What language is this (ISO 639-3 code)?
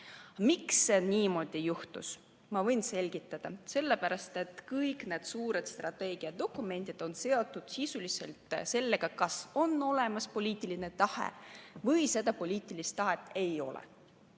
est